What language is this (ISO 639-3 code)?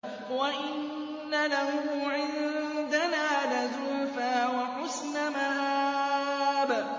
ara